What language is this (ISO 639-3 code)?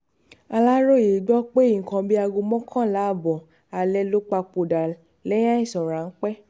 yor